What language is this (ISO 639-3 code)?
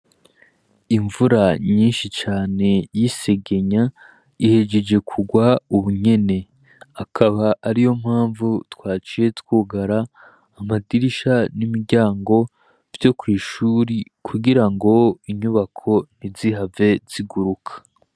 run